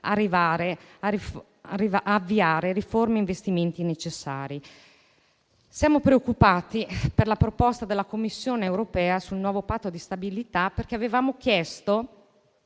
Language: Italian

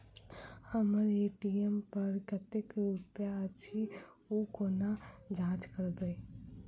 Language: Maithili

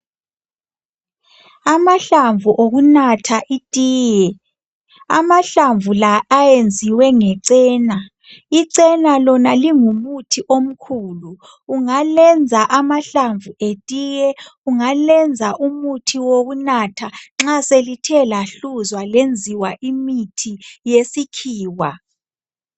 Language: North Ndebele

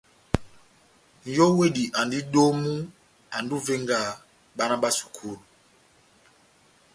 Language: Batanga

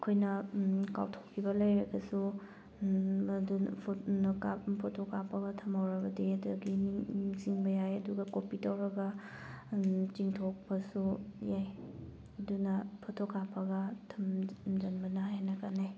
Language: Manipuri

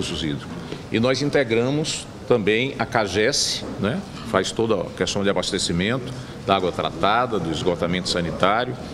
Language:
Portuguese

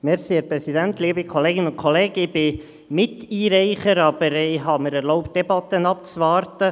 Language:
Swiss German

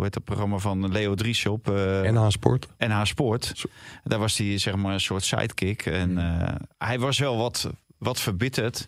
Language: Dutch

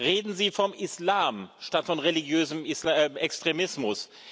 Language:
German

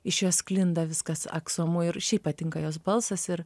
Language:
Lithuanian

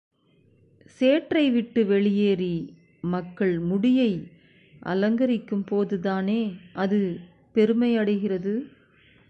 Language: Tamil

